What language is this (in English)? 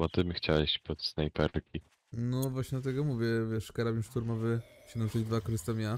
Polish